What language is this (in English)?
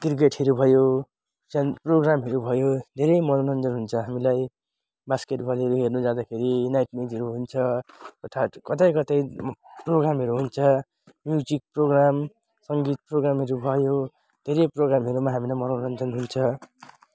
Nepali